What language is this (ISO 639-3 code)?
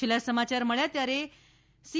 guj